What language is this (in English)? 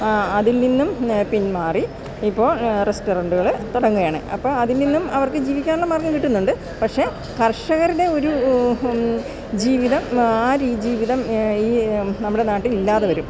Malayalam